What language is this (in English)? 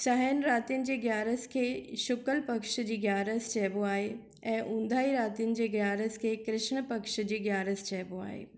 Sindhi